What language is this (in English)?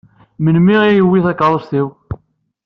Kabyle